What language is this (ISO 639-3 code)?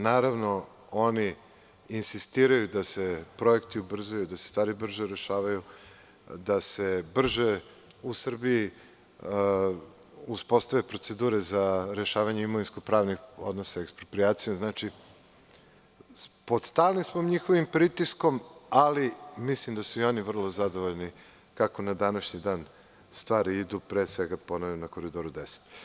srp